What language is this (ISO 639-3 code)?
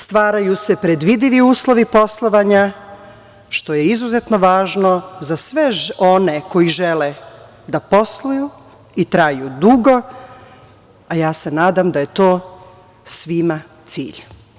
srp